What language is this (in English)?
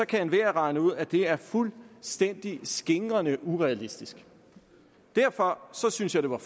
Danish